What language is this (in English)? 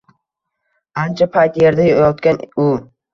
Uzbek